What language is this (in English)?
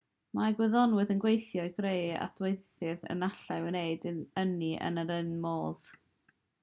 Welsh